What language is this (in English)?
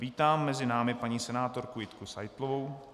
Czech